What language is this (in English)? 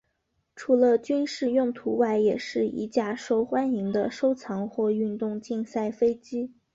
Chinese